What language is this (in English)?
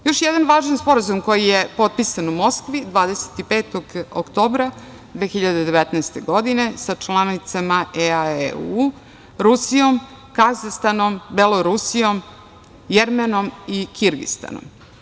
Serbian